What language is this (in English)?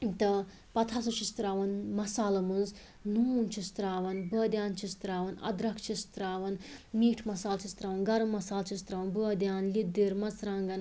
Kashmiri